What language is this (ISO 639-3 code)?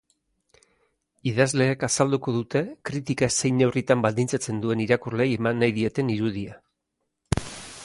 eus